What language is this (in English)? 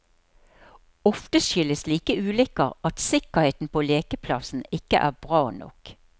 Norwegian